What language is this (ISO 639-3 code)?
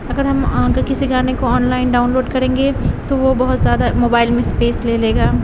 urd